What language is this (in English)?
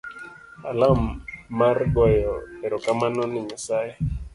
Luo (Kenya and Tanzania)